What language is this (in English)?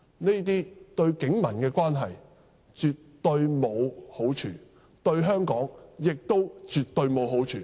Cantonese